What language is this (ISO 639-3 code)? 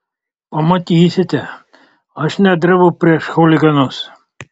lit